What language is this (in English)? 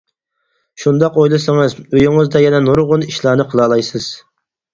Uyghur